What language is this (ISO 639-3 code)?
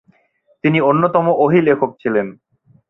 ben